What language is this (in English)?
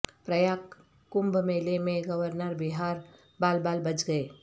Urdu